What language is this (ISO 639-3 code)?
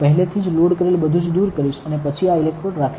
guj